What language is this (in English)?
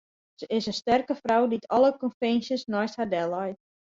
Western Frisian